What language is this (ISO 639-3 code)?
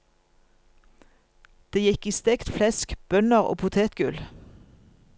nor